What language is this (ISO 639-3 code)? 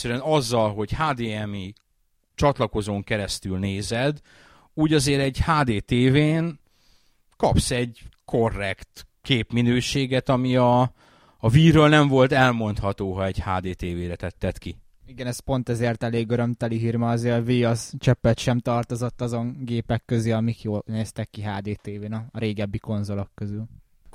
hun